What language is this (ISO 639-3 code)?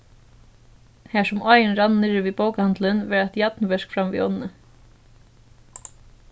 fao